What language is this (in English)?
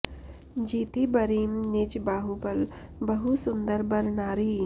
Sanskrit